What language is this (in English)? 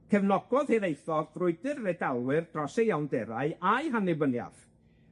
Welsh